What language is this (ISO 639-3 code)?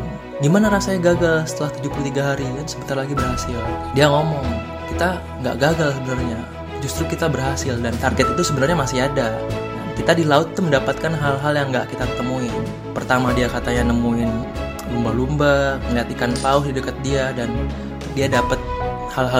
ind